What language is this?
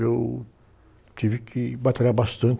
Portuguese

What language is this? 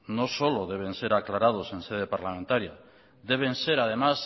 Spanish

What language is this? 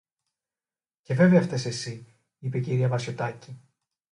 Greek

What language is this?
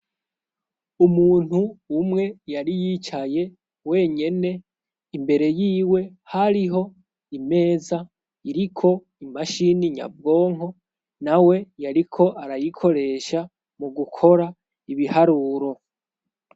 Rundi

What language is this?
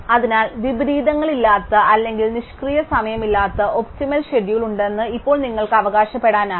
Malayalam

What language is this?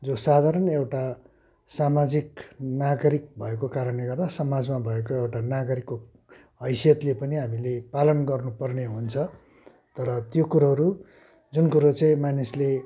Nepali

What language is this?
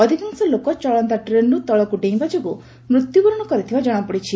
Odia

